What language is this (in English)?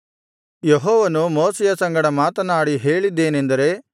Kannada